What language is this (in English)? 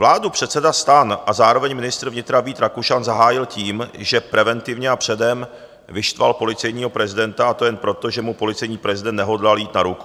Czech